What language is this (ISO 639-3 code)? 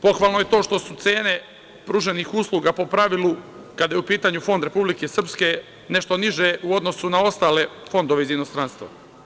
srp